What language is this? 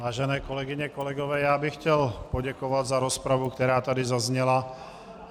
Czech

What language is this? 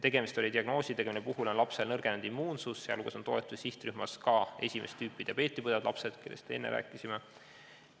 Estonian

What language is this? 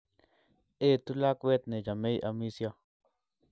Kalenjin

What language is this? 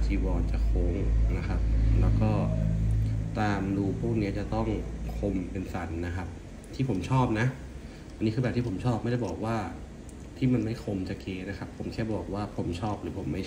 Thai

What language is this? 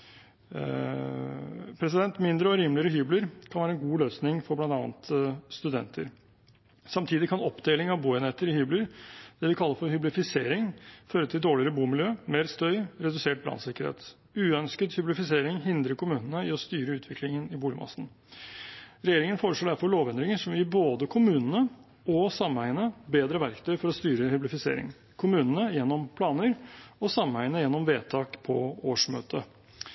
Norwegian Bokmål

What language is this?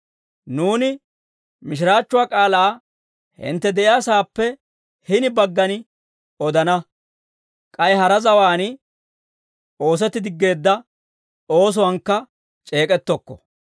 Dawro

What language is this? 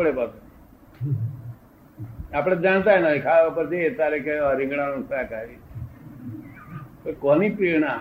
Gujarati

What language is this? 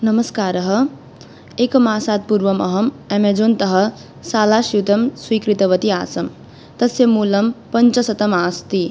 Sanskrit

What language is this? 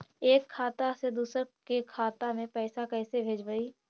Magahi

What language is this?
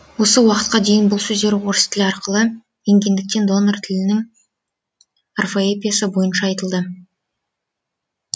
Kazakh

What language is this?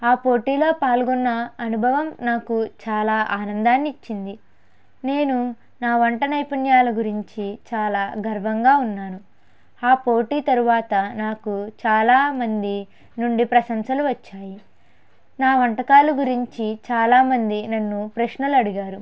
Telugu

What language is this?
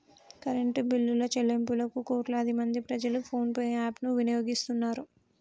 Telugu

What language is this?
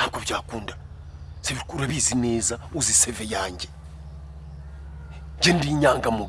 English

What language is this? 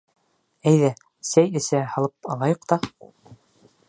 Bashkir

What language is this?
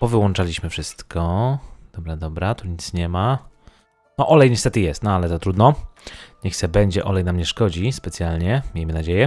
Polish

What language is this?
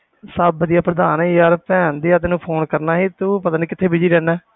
Punjabi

